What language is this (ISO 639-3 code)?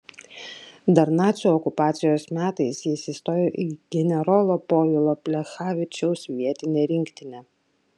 lit